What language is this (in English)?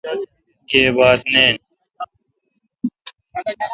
Kalkoti